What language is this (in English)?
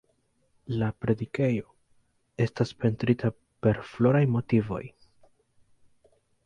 Esperanto